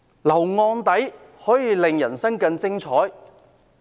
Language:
Cantonese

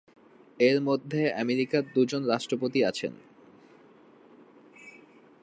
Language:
Bangla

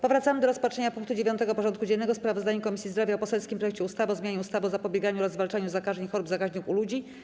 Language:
Polish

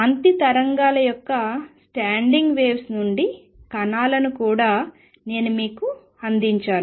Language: Telugu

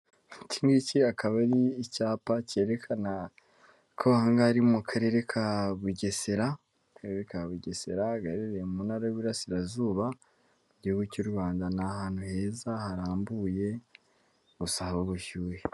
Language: Kinyarwanda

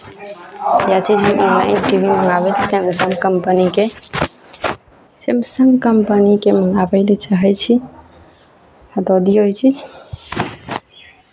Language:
Maithili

